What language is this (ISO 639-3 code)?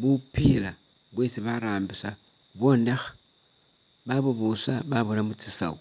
myx